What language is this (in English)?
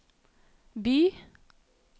Norwegian